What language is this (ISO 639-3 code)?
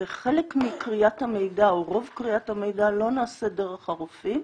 heb